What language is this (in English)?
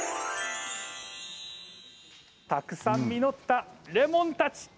Japanese